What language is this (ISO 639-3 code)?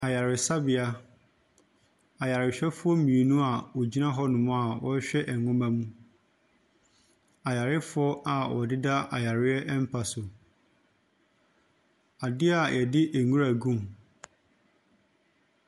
aka